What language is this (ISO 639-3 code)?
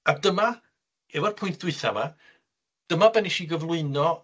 cym